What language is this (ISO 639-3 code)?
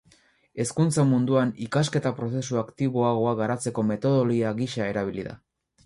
eus